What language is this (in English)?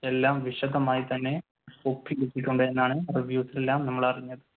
Malayalam